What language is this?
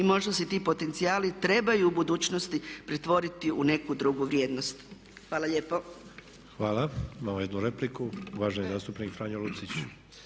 Croatian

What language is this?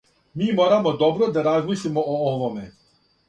Serbian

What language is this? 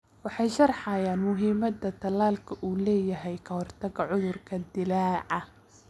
Somali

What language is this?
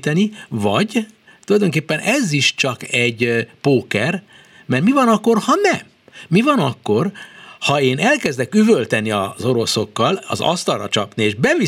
Hungarian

